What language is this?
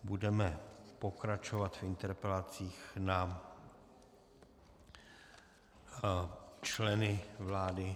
Czech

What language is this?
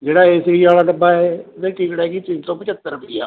Punjabi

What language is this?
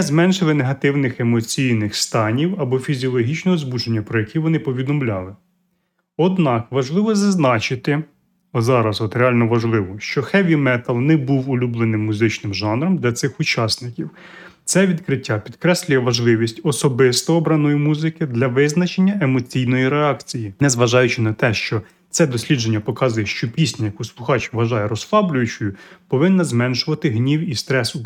Ukrainian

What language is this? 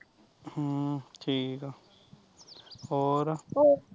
Punjabi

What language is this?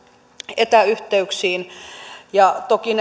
Finnish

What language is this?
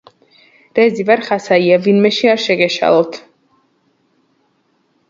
Georgian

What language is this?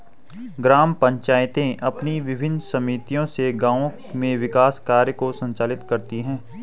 Hindi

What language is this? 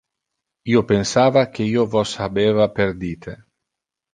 Interlingua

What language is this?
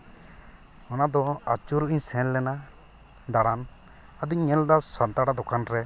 Santali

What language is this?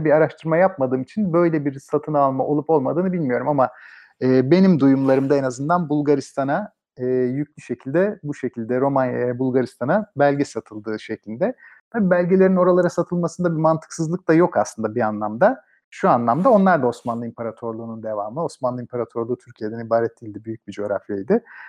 Turkish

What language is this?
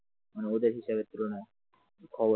Bangla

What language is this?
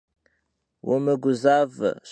Kabardian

